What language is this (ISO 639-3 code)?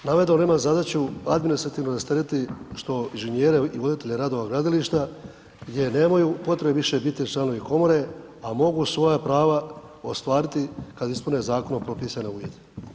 hrv